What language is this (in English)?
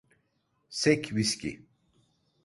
Turkish